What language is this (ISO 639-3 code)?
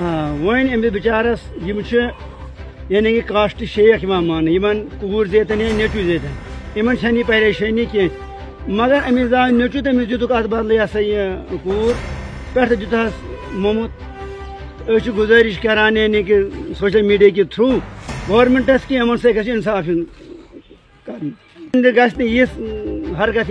tur